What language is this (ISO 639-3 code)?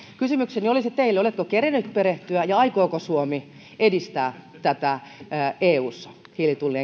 fin